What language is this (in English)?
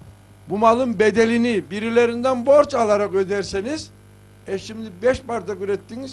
Turkish